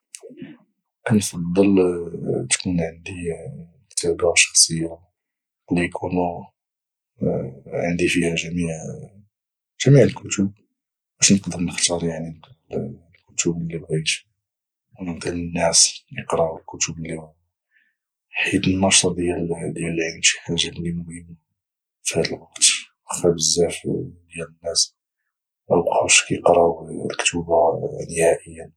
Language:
Moroccan Arabic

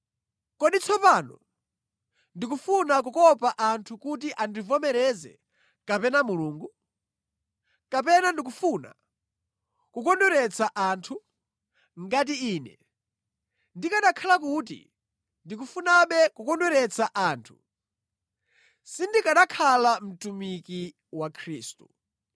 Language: Nyanja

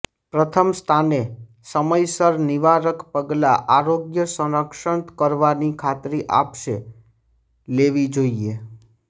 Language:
Gujarati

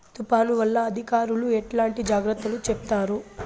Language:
Telugu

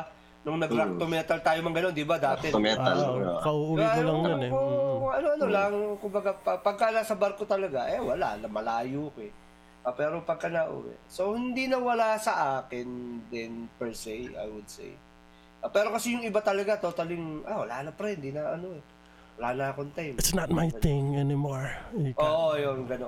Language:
Filipino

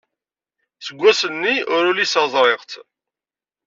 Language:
Kabyle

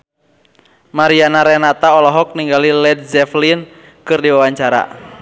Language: Sundanese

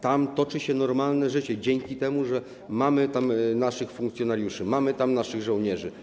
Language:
Polish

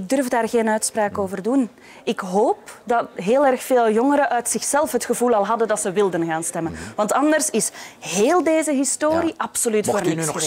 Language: Dutch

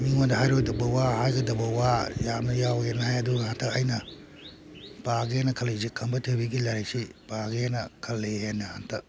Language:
Manipuri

